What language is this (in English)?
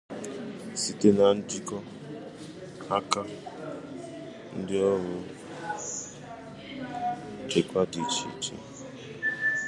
Igbo